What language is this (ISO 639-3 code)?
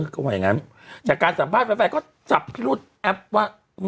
tha